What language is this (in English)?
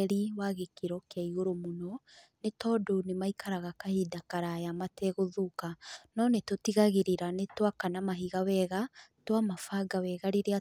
Kikuyu